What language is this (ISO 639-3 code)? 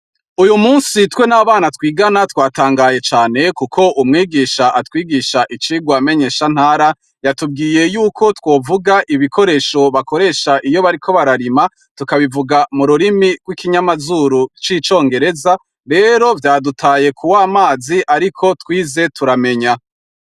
run